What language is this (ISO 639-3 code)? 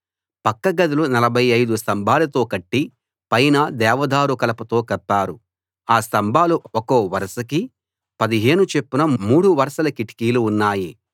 tel